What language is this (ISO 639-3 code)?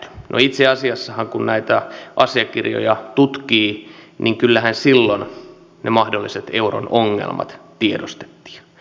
fin